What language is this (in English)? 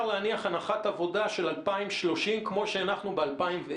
Hebrew